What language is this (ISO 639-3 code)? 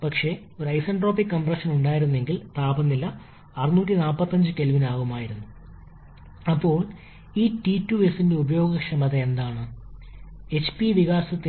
mal